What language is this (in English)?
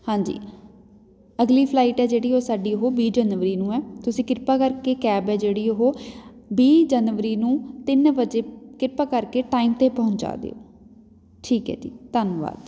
Punjabi